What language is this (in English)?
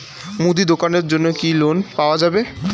Bangla